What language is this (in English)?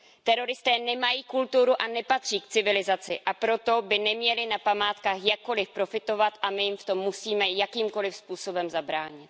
Czech